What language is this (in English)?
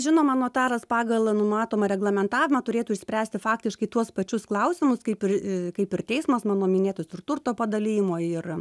Lithuanian